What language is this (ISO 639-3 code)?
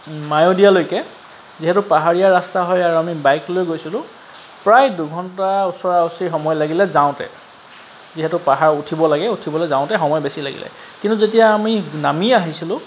asm